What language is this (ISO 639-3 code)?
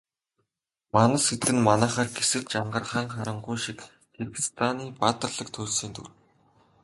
mon